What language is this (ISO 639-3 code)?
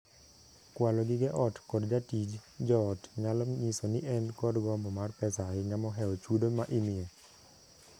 luo